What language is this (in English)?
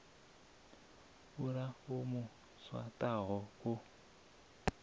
Venda